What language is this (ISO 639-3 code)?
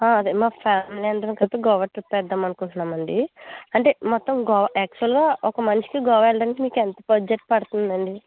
tel